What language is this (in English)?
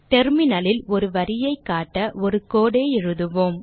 Tamil